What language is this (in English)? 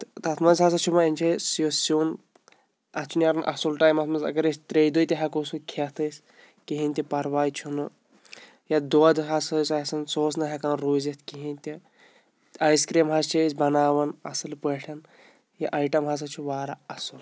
Kashmiri